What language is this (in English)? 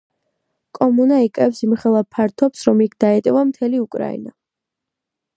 Georgian